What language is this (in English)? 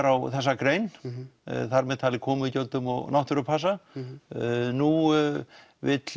Icelandic